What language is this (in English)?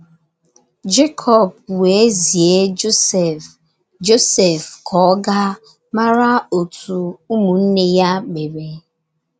Igbo